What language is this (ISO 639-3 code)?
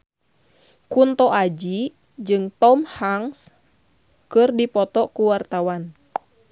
sun